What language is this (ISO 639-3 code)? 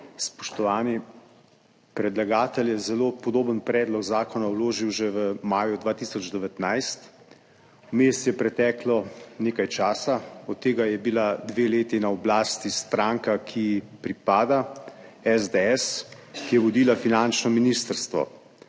slv